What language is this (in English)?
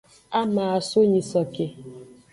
Aja (Benin)